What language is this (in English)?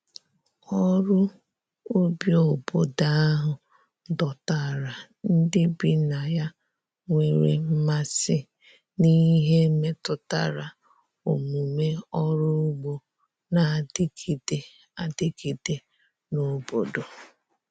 Igbo